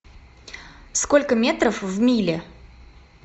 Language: Russian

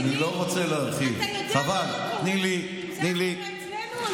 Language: Hebrew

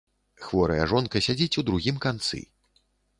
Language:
Belarusian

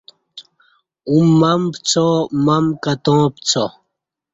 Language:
Kati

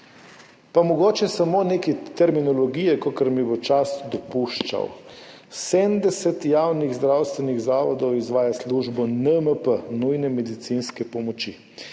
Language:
Slovenian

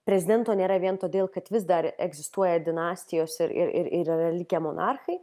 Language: Lithuanian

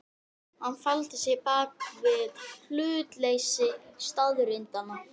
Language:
Icelandic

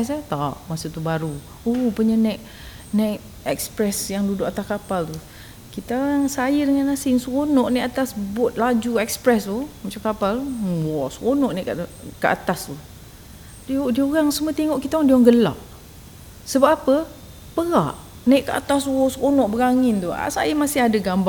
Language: Malay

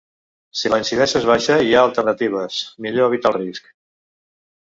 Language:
Catalan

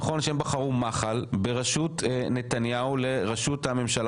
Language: Hebrew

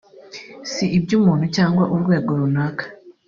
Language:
Kinyarwanda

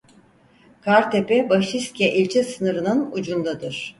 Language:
Turkish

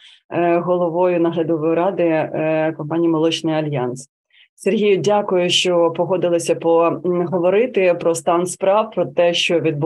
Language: Ukrainian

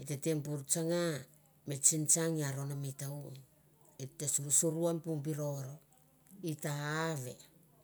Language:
Mandara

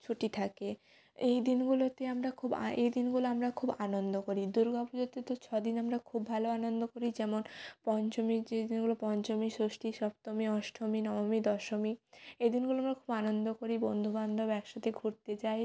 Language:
Bangla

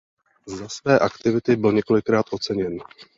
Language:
Czech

